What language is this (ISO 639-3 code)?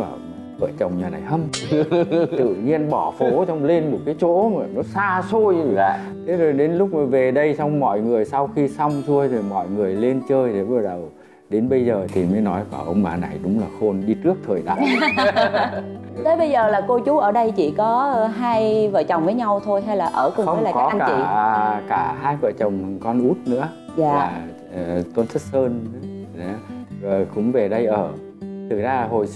vie